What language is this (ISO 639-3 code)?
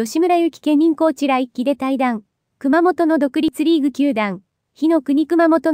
jpn